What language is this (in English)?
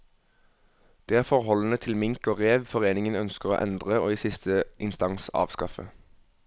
Norwegian